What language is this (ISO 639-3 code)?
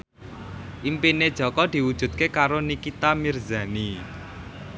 jav